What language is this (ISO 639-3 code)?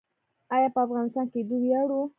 pus